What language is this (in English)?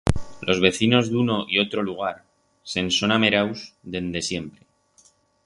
Aragonese